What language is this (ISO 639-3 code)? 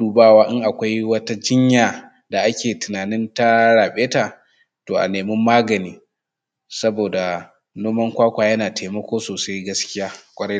hau